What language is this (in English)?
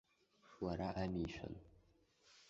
Abkhazian